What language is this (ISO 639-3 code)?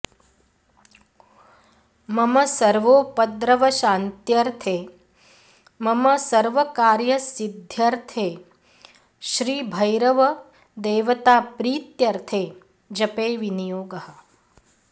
san